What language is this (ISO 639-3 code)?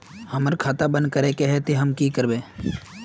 mag